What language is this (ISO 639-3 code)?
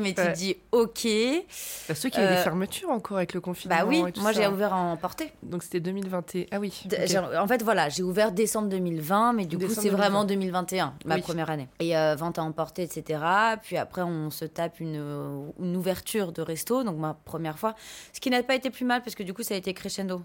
fra